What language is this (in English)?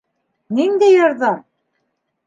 Bashkir